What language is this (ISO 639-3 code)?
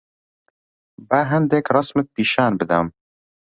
ckb